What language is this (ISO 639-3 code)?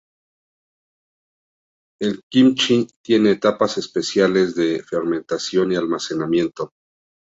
spa